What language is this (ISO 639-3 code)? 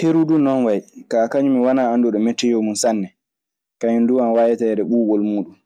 ffm